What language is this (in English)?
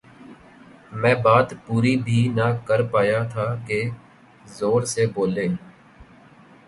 Urdu